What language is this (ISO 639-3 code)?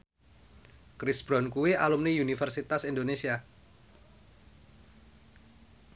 jav